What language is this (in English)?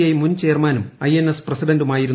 Malayalam